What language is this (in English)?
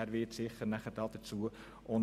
Swiss German